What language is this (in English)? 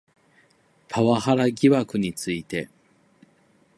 Japanese